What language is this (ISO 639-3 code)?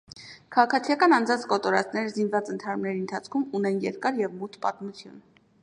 hye